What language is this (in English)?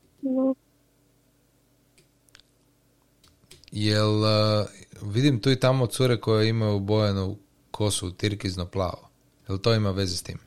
Croatian